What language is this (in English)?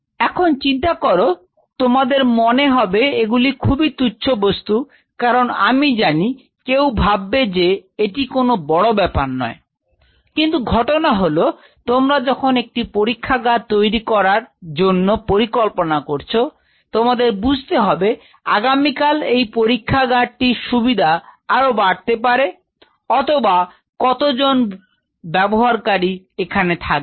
Bangla